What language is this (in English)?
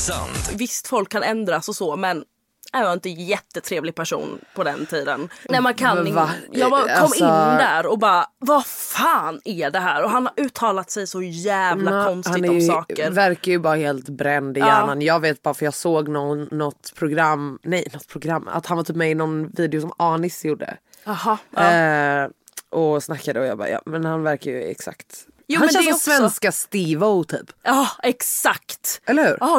Swedish